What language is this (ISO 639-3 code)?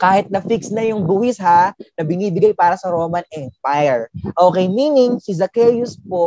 fil